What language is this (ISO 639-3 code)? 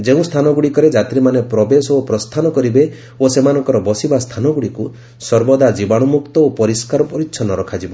ori